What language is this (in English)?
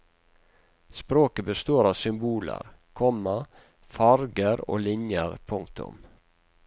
Norwegian